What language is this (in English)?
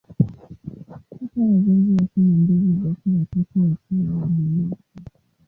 Swahili